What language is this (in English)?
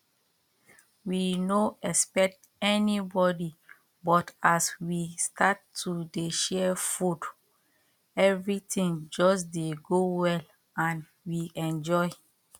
Nigerian Pidgin